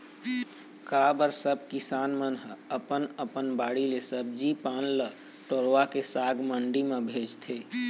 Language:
Chhattisgarhi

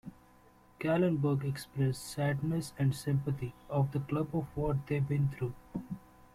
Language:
English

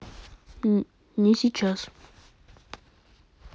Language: Russian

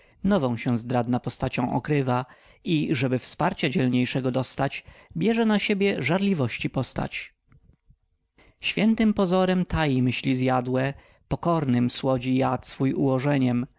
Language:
Polish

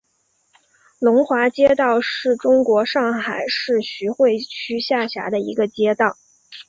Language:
Chinese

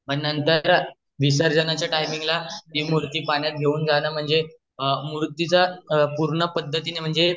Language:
Marathi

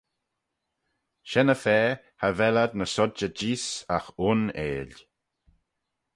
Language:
Manx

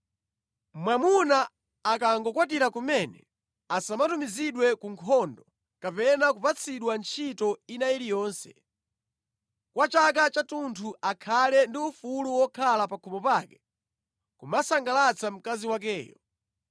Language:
Nyanja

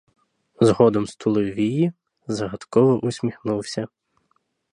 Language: Ukrainian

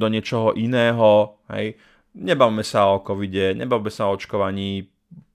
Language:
Slovak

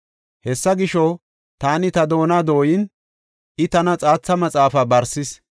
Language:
Gofa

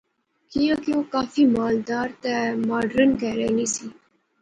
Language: Pahari-Potwari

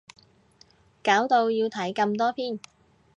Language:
Cantonese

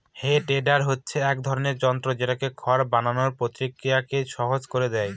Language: Bangla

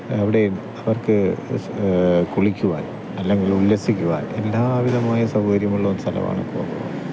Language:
Malayalam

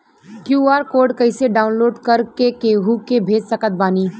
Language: Bhojpuri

